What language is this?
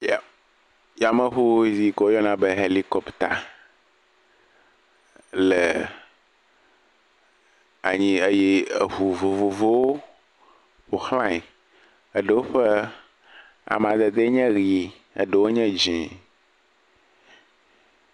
Ewe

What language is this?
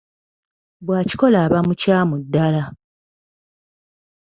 Ganda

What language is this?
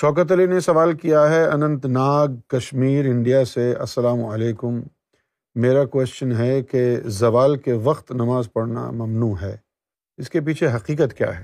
Urdu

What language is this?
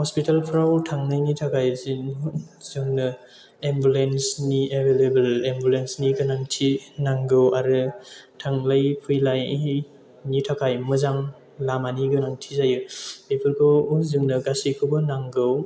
Bodo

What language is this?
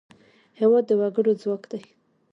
Pashto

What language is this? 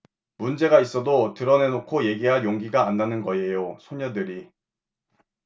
Korean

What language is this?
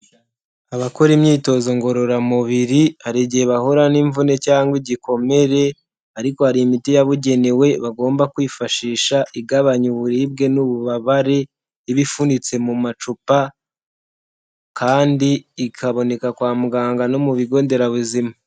Kinyarwanda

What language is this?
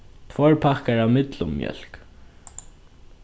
Faroese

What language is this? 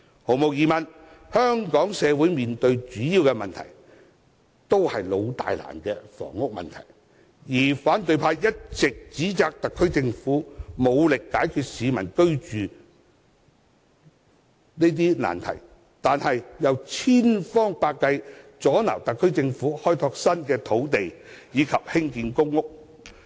Cantonese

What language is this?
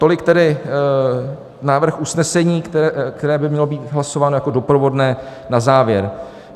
Czech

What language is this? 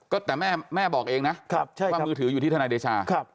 Thai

